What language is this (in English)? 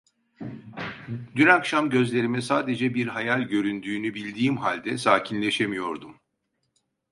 Turkish